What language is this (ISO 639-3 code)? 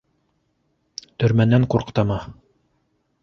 bak